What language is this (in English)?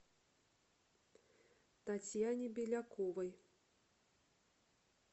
Russian